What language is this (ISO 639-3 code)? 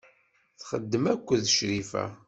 kab